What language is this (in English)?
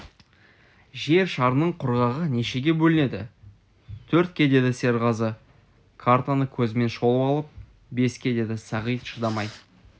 Kazakh